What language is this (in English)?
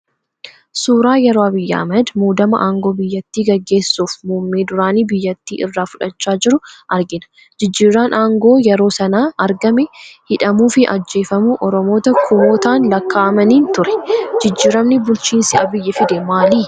Oromo